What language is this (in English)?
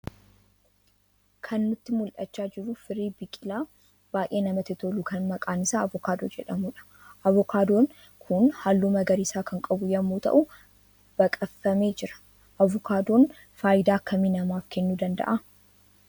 Oromo